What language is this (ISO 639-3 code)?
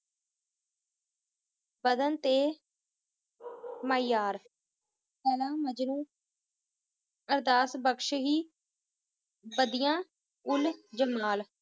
pan